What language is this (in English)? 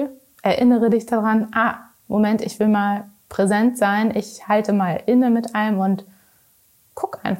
German